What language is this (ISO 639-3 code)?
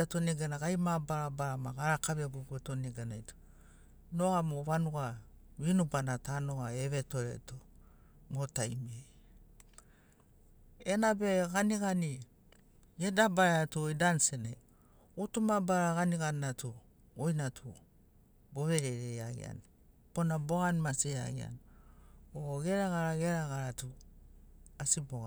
snc